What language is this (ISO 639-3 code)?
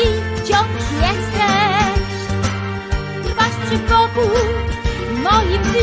pol